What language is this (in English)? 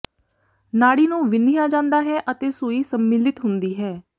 Punjabi